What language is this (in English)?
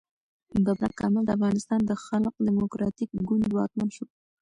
Pashto